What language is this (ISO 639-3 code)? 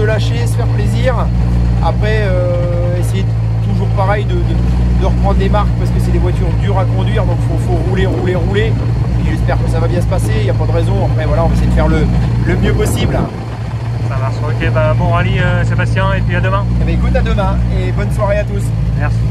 fra